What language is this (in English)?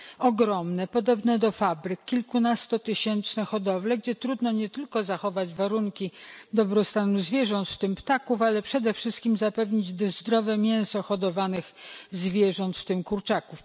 Polish